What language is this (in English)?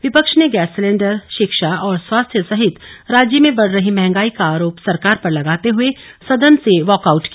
Hindi